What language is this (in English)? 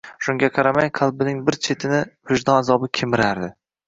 Uzbek